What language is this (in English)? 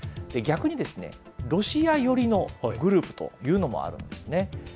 Japanese